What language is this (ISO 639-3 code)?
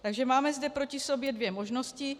ces